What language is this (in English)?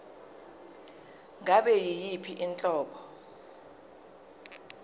Zulu